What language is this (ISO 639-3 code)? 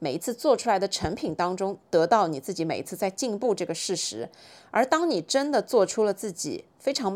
zho